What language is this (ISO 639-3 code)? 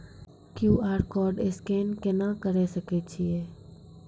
mai